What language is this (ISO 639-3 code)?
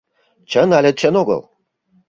chm